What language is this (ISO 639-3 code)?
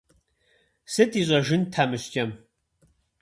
kbd